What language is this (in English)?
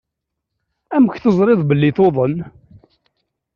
Kabyle